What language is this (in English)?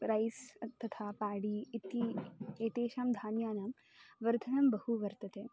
Sanskrit